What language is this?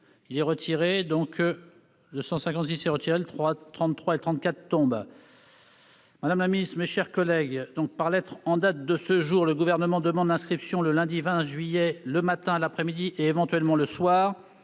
French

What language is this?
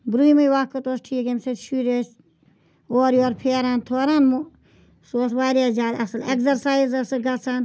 Kashmiri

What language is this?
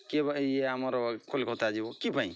Odia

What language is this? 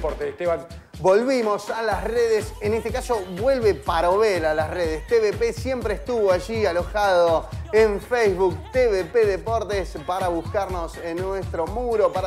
Spanish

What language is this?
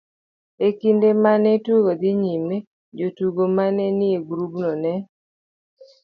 Luo (Kenya and Tanzania)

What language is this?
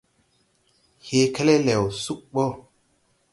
Tupuri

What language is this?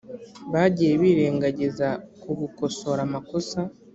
Kinyarwanda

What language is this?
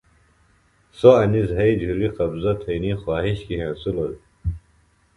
Phalura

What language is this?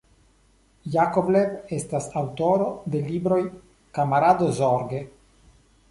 Esperanto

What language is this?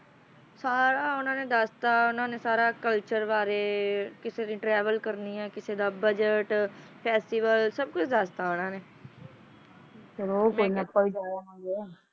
Punjabi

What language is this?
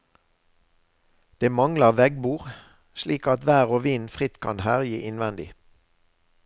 Norwegian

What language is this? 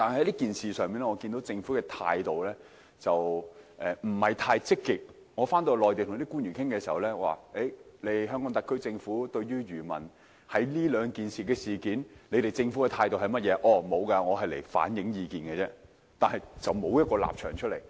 Cantonese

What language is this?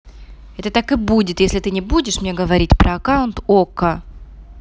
Russian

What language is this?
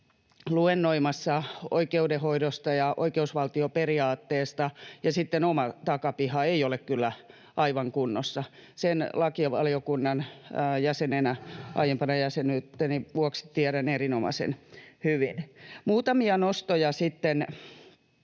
Finnish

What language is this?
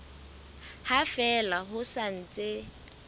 Southern Sotho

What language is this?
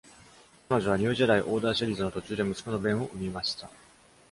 Japanese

